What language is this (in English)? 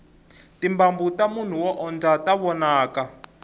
Tsonga